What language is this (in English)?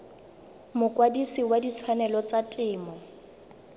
Tswana